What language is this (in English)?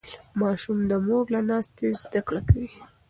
Pashto